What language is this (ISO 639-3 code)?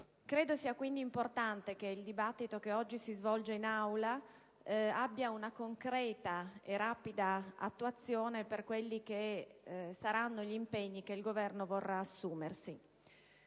ita